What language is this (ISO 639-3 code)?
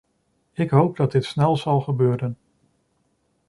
nld